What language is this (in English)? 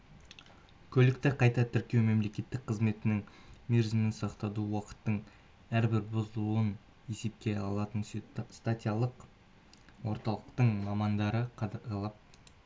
Kazakh